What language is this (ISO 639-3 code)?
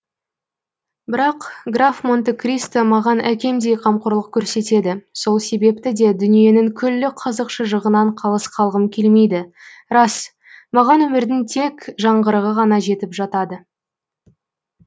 kaz